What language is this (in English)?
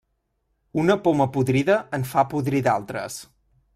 Catalan